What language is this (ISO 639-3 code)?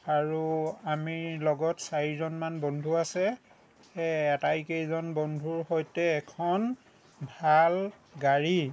asm